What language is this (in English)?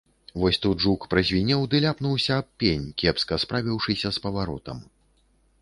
Belarusian